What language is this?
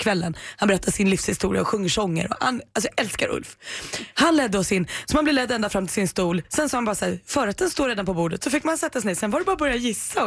Swedish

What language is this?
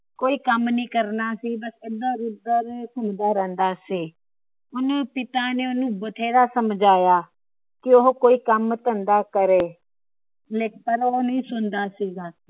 Punjabi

